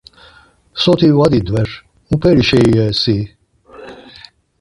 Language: Laz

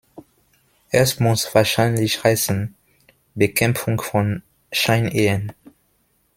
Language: German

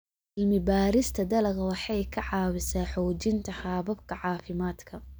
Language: Somali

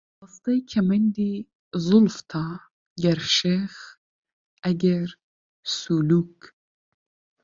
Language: Central Kurdish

